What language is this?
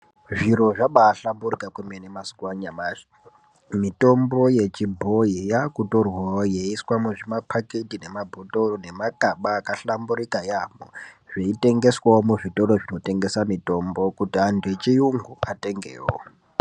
Ndau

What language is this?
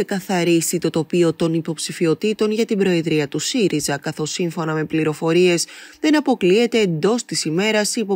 Greek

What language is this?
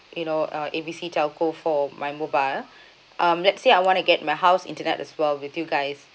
English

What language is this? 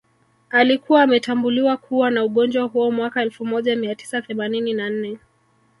Swahili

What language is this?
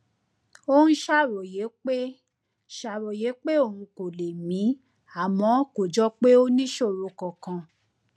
Yoruba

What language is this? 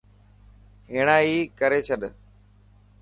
Dhatki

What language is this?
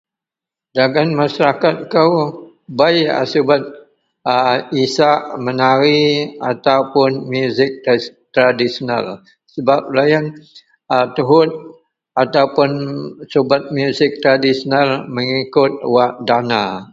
Central Melanau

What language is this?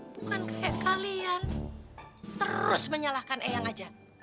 Indonesian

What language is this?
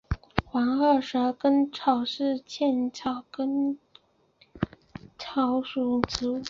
Chinese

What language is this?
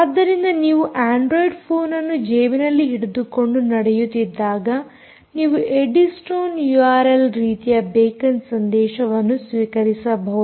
Kannada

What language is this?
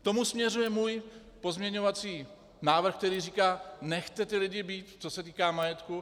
Czech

